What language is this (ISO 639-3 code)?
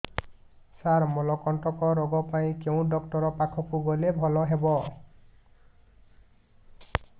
ori